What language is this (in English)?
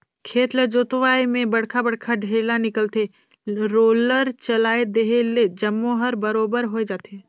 Chhattisgarhi